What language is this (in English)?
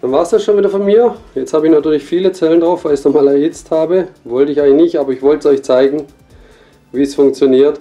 German